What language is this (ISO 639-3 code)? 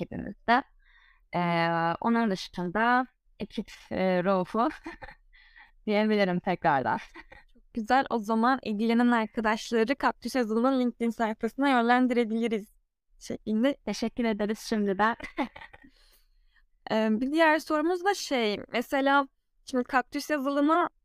tur